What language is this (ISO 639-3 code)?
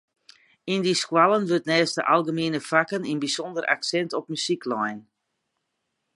fry